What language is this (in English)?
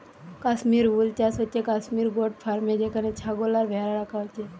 Bangla